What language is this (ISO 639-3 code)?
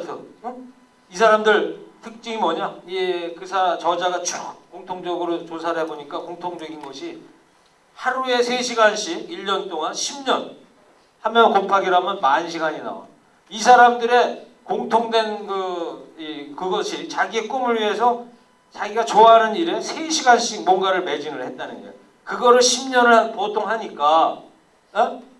kor